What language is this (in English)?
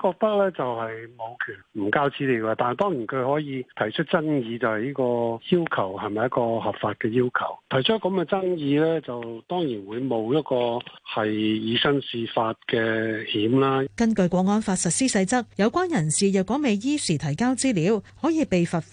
Chinese